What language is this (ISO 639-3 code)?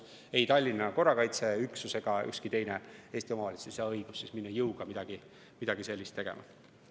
est